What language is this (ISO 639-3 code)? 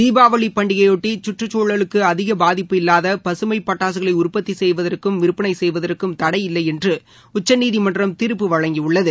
tam